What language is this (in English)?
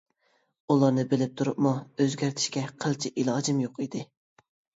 Uyghur